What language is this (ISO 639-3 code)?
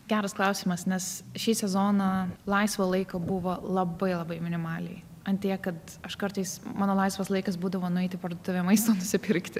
lit